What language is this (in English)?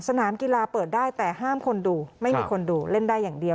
Thai